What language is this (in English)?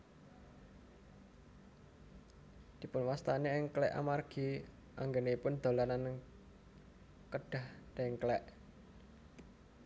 Javanese